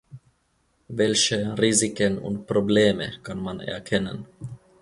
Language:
German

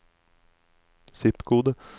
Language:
Norwegian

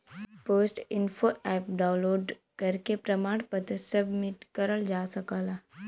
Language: Bhojpuri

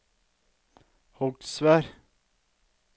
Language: Norwegian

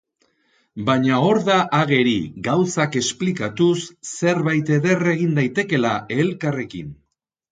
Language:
Basque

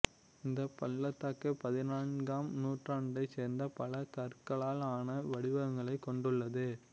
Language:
Tamil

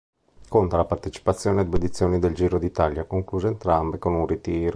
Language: Italian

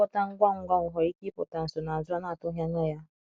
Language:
Igbo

